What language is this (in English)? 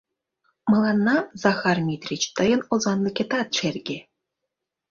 Mari